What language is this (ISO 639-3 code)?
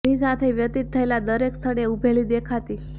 guj